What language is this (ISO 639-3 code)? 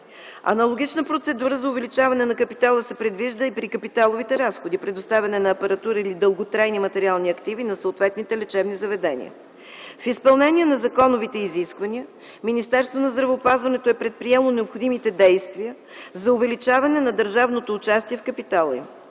bul